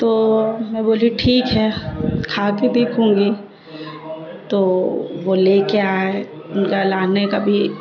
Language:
Urdu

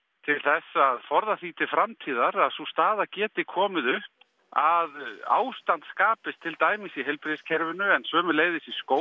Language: Icelandic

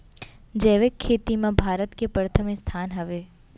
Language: Chhattisgarhi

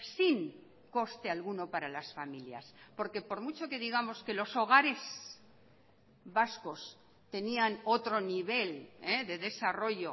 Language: Spanish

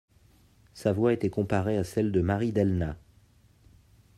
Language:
French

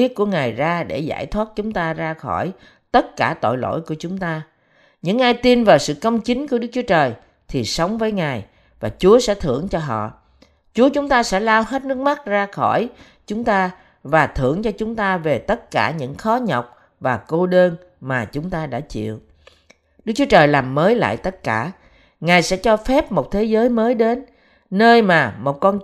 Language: Vietnamese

